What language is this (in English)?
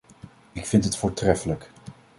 Dutch